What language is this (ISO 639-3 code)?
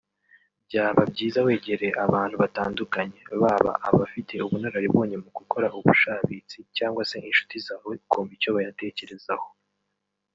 kin